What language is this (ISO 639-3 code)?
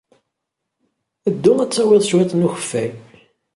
kab